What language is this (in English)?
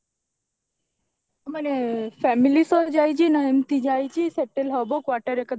Odia